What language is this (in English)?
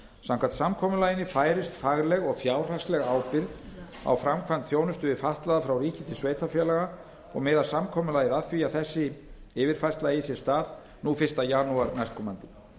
Icelandic